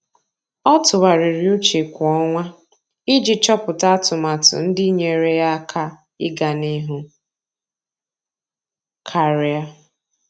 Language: Igbo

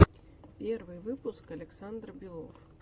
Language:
Russian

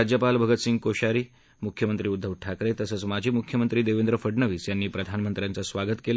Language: Marathi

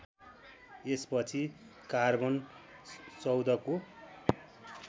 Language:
Nepali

